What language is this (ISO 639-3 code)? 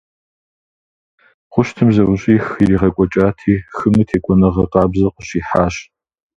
kbd